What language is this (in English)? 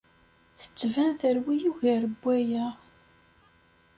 Kabyle